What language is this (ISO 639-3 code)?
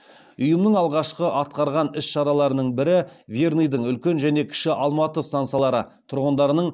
kaz